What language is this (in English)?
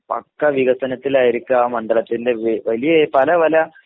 Malayalam